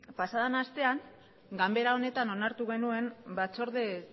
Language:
Basque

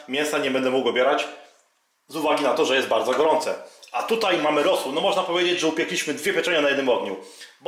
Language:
Polish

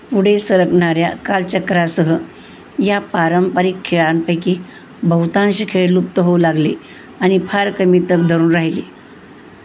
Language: Marathi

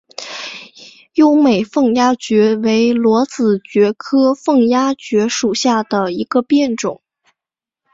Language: Chinese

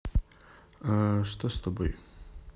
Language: Russian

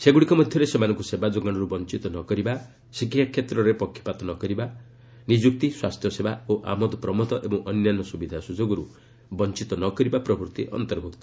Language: Odia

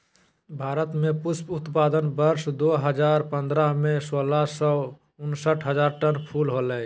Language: Magahi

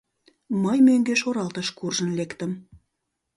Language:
Mari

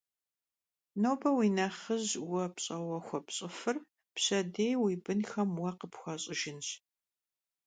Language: Kabardian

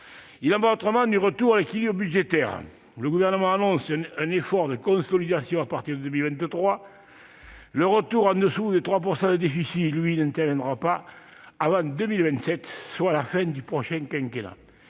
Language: French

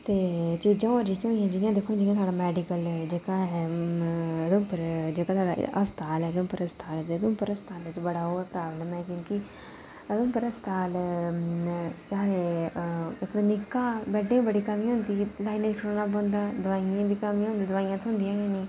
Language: Dogri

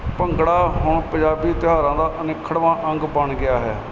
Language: Punjabi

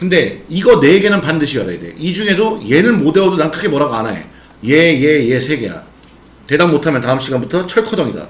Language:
Korean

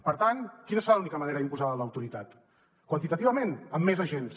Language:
Catalan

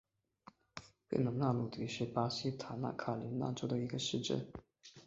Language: Chinese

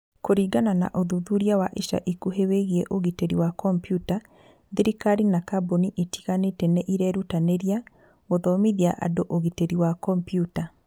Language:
Kikuyu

